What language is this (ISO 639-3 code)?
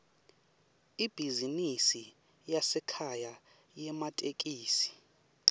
ssw